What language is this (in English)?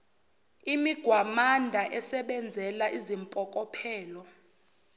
Zulu